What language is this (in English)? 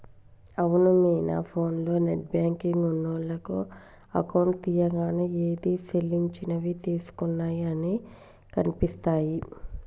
Telugu